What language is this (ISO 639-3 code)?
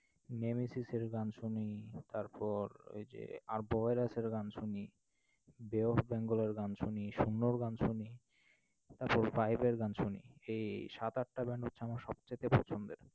ben